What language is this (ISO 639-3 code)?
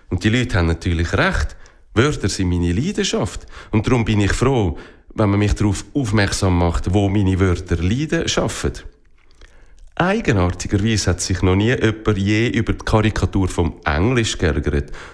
deu